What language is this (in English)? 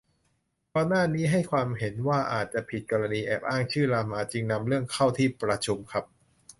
Thai